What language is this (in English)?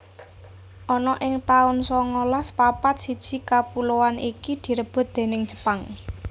Javanese